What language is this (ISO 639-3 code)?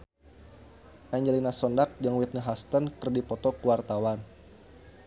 sun